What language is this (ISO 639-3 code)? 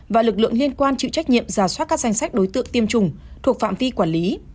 vie